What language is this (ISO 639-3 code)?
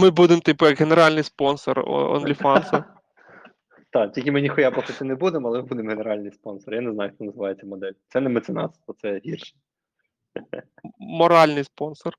ukr